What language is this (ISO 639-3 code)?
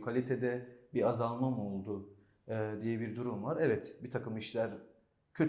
tur